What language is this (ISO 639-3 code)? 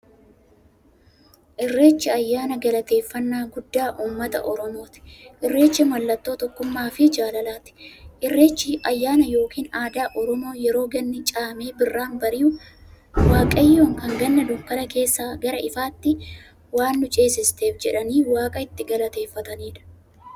orm